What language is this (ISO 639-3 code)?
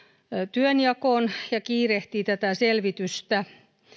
fin